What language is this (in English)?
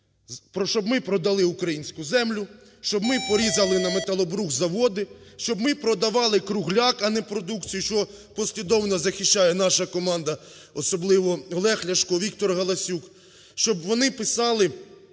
Ukrainian